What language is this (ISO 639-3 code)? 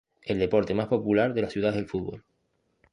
spa